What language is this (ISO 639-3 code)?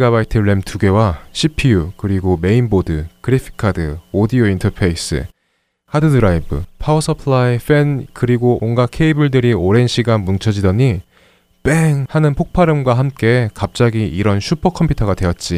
kor